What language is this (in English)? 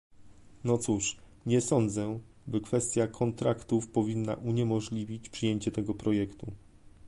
Polish